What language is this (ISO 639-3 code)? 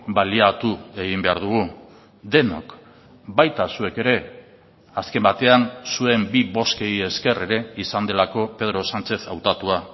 eus